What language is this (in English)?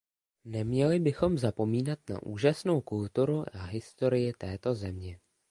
Czech